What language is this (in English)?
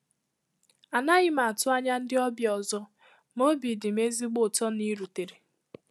Igbo